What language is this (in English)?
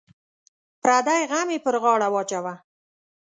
Pashto